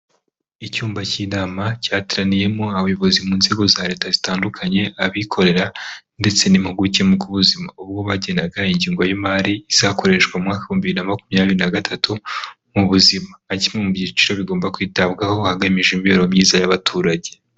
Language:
Kinyarwanda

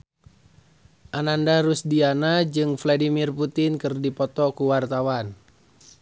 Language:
Sundanese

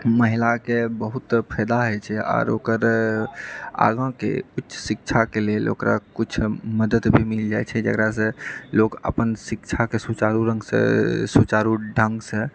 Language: Maithili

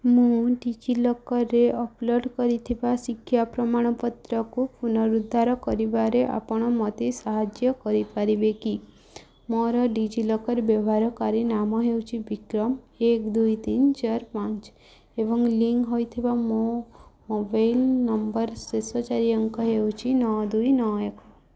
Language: Odia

